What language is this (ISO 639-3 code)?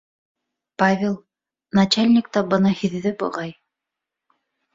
bak